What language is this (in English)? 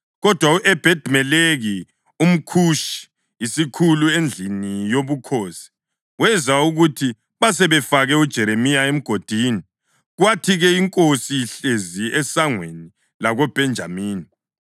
North Ndebele